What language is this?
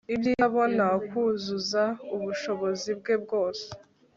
Kinyarwanda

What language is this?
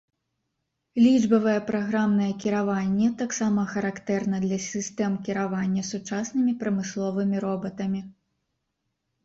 Belarusian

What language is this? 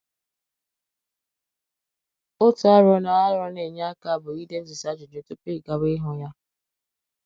Igbo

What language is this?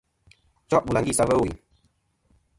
Kom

